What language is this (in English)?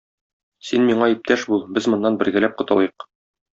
Tatar